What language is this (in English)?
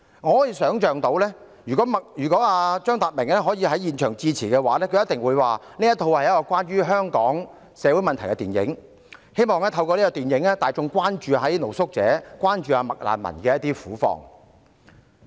Cantonese